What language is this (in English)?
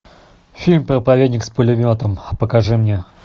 Russian